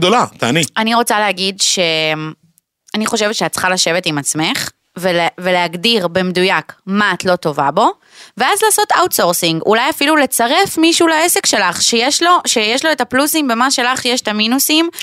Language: Hebrew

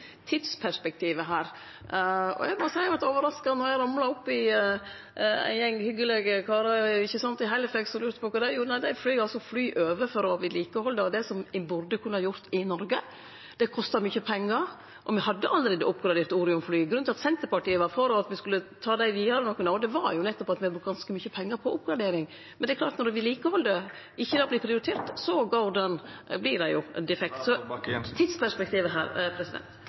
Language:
Norwegian Nynorsk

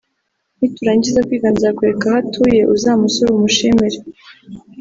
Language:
Kinyarwanda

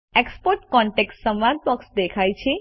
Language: Gujarati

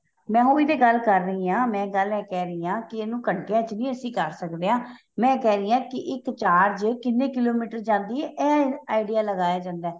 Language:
Punjabi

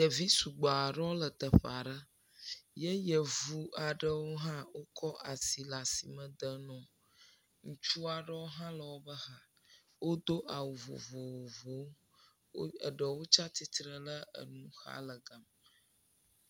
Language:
Ewe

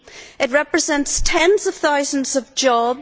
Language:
English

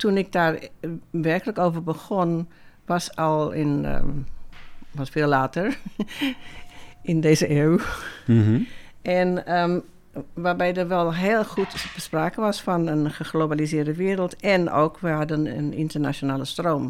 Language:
Dutch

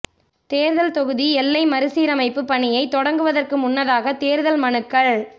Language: Tamil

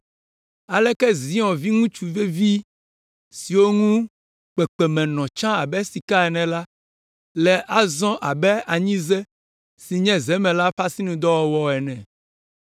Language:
Ewe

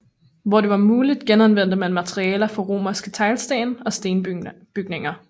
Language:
Danish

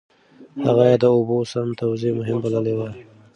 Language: Pashto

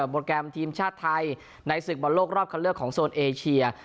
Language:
Thai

